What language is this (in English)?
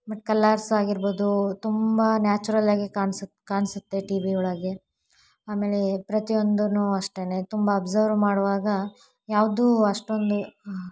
Kannada